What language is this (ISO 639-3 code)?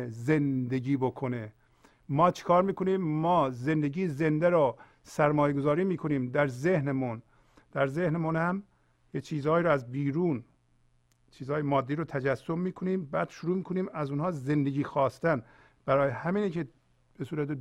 fas